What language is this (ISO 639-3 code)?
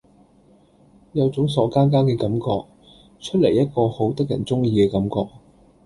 yue